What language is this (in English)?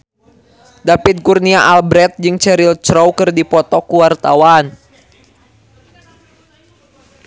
Sundanese